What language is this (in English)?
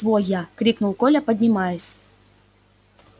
Russian